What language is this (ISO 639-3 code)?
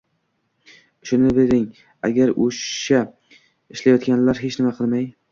uzb